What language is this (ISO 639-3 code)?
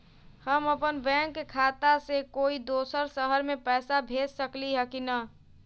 mag